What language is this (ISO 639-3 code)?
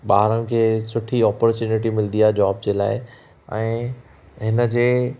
snd